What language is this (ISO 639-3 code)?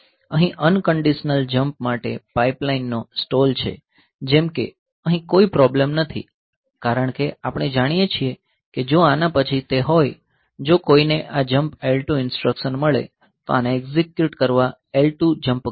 guj